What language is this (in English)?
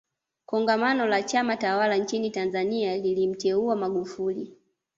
Swahili